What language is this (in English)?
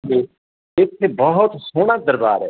Punjabi